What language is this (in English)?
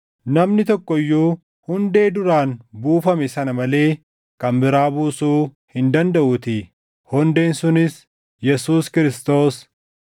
Oromo